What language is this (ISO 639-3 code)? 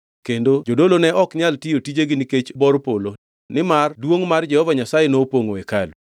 luo